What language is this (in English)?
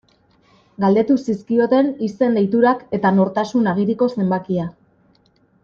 Basque